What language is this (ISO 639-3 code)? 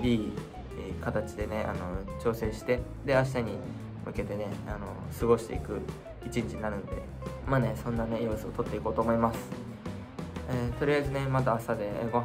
jpn